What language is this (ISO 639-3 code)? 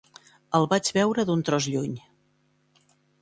cat